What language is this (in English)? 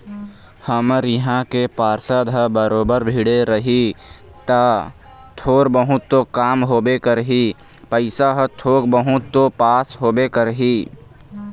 Chhattisgarhi